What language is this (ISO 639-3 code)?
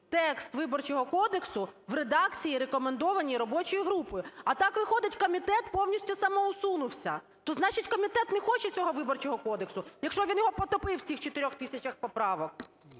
ukr